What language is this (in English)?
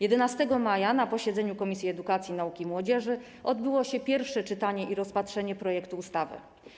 Polish